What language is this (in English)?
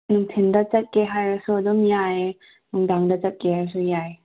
Manipuri